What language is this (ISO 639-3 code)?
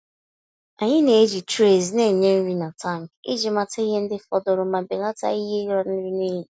ibo